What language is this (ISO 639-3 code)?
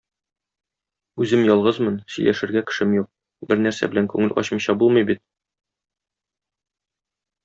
tat